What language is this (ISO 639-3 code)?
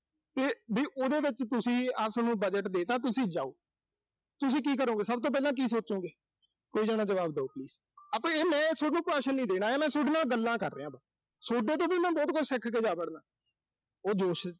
pan